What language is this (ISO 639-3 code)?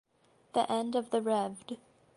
eng